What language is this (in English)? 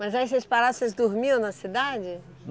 Portuguese